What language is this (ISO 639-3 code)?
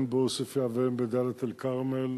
heb